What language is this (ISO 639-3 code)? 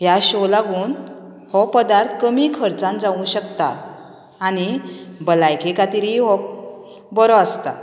kok